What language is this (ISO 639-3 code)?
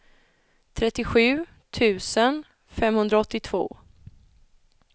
swe